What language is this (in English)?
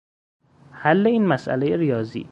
Persian